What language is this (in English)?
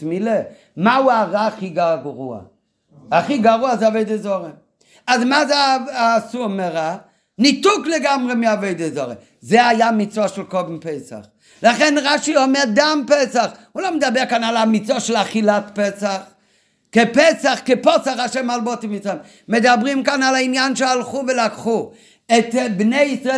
Hebrew